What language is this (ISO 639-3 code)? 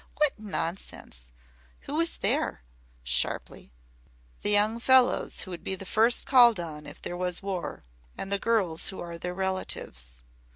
eng